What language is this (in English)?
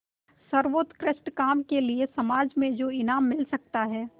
Hindi